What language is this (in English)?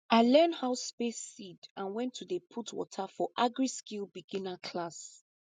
Nigerian Pidgin